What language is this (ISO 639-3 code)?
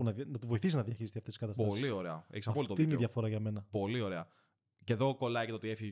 ell